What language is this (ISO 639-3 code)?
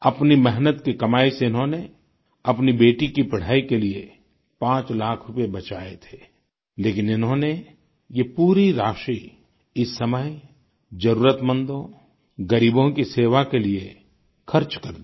hin